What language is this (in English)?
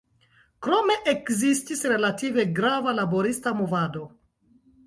Esperanto